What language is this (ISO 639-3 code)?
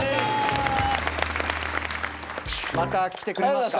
jpn